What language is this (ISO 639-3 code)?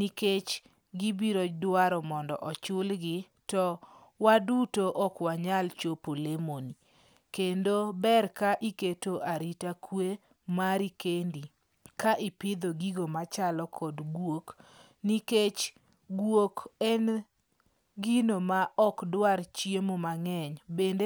luo